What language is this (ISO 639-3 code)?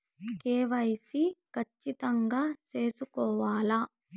tel